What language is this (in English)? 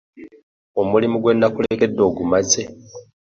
Ganda